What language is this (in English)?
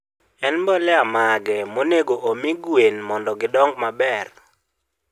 Luo (Kenya and Tanzania)